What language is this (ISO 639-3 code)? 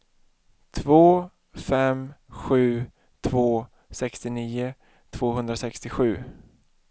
swe